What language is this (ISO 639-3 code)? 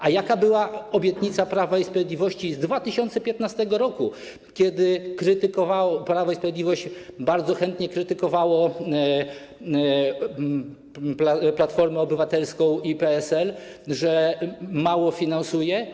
pol